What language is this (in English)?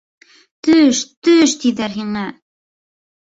Bashkir